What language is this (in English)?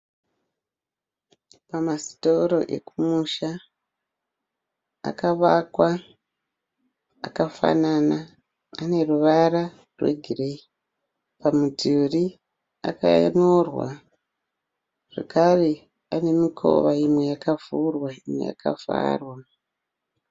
Shona